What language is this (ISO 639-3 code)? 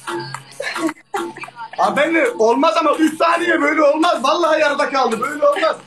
tur